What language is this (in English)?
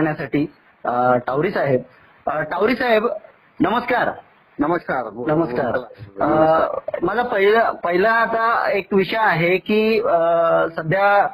Marathi